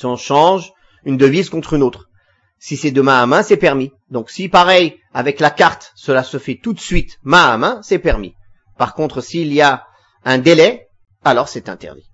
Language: French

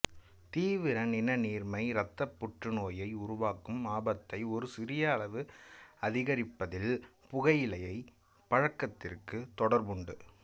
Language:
Tamil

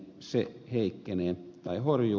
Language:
Finnish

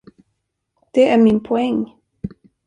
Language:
Swedish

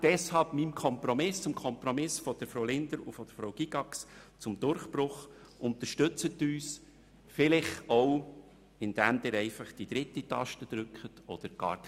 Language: Swiss German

